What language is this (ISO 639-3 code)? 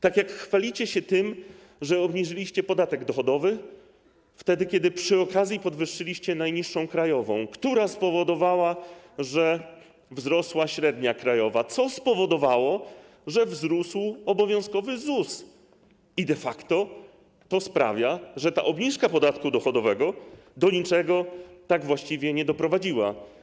pol